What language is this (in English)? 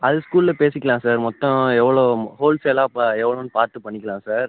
Tamil